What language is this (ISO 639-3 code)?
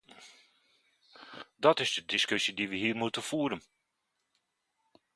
nld